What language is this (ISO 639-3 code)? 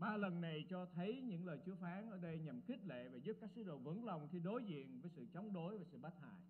vie